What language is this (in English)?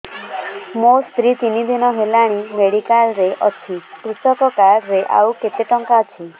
Odia